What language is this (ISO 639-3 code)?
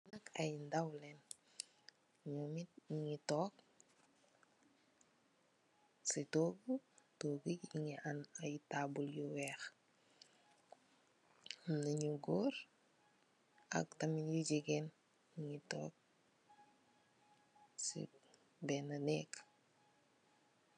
wol